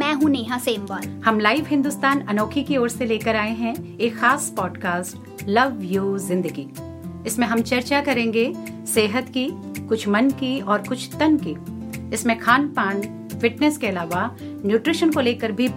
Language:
Hindi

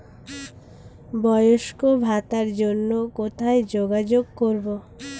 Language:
Bangla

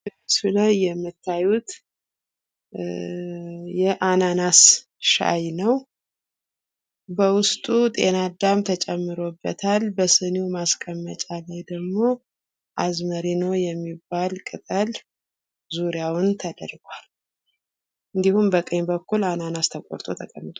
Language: Amharic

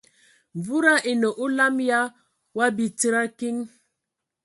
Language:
Ewondo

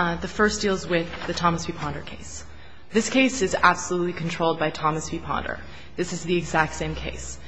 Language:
English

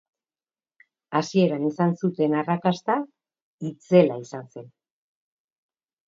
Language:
Basque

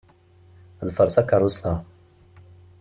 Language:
Kabyle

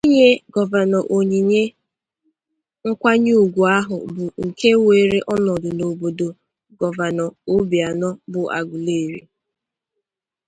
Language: Igbo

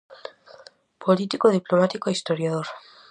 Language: Galician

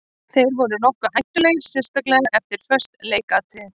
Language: Icelandic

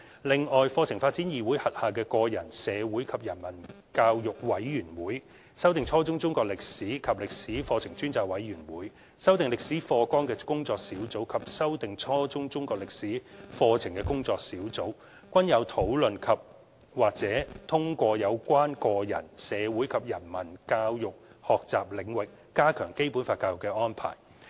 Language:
Cantonese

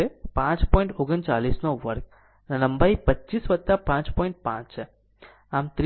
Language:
Gujarati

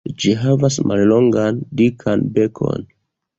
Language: Esperanto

